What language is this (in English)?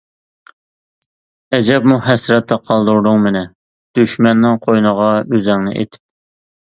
Uyghur